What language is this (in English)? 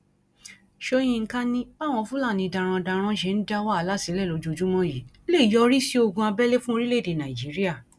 Yoruba